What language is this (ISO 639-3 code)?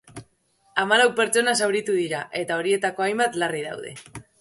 eus